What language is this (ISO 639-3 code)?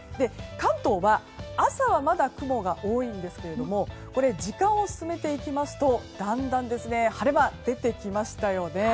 jpn